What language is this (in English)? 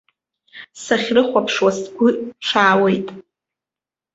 Abkhazian